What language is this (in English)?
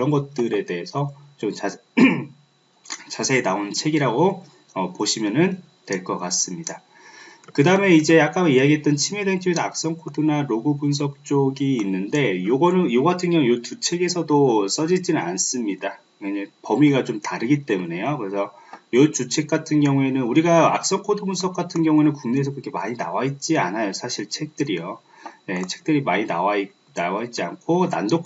Korean